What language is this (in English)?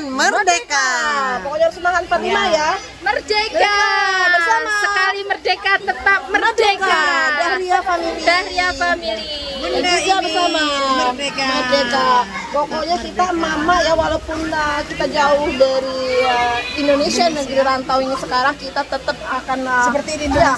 Indonesian